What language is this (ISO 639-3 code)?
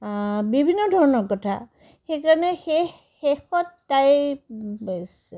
asm